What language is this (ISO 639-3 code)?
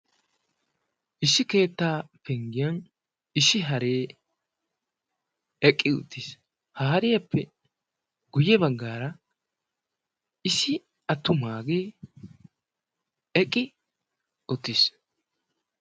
wal